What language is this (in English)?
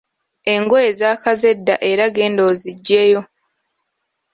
Ganda